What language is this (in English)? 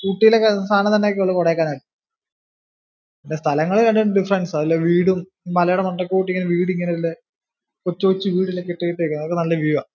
Malayalam